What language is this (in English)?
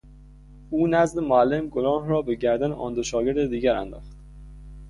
Persian